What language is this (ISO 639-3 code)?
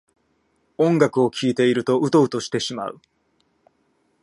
jpn